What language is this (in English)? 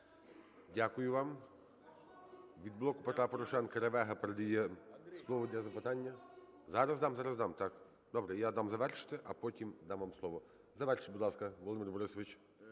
Ukrainian